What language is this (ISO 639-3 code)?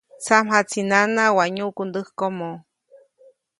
zoc